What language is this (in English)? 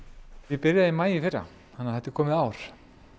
Icelandic